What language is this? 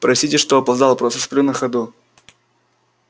Russian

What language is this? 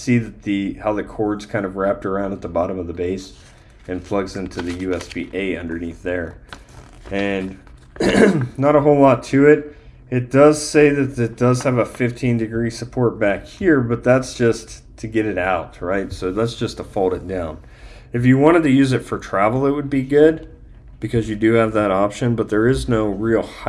English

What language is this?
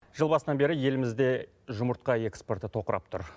Kazakh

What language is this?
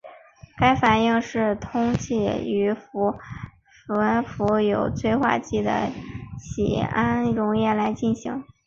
Chinese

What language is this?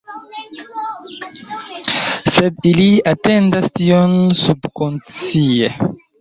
Esperanto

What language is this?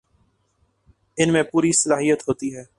Urdu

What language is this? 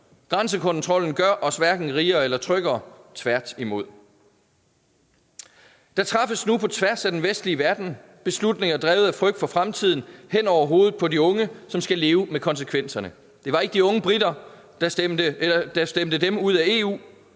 Danish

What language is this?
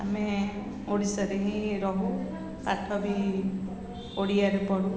Odia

